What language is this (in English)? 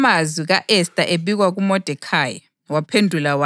North Ndebele